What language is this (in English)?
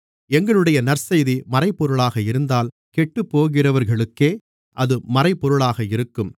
Tamil